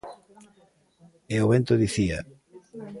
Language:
Galician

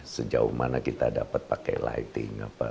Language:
Indonesian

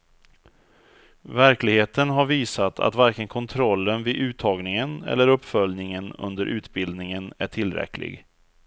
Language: Swedish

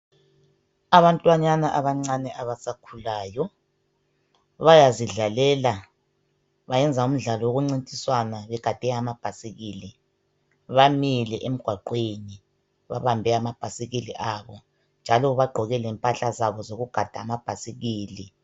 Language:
North Ndebele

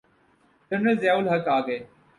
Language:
Urdu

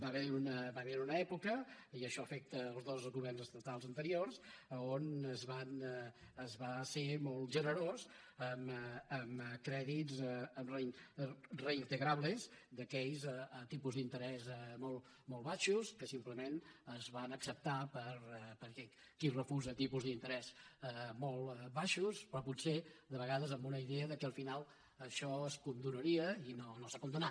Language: Catalan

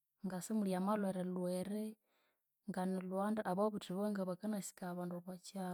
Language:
Konzo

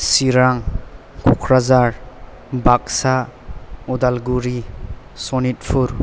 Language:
Bodo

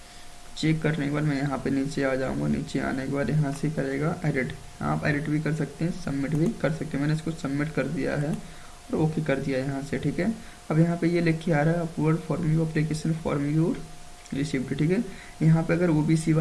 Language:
Hindi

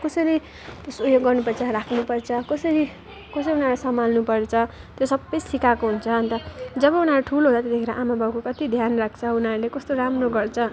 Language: Nepali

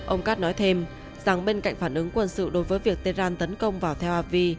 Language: Vietnamese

